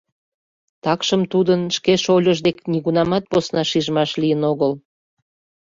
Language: Mari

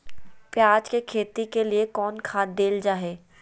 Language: Magahi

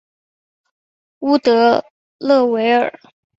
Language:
Chinese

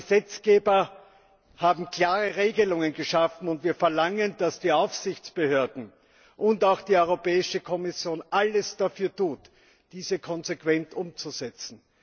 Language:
German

